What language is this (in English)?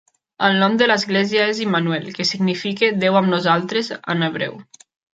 Catalan